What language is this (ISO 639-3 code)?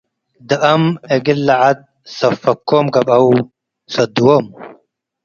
tig